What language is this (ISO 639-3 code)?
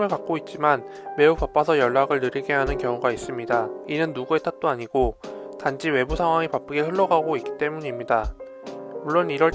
kor